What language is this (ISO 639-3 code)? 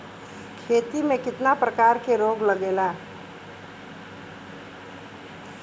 bho